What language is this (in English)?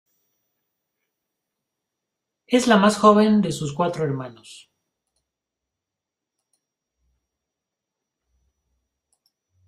Spanish